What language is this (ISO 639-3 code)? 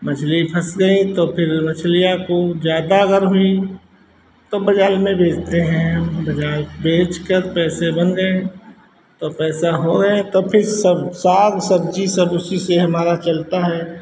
hin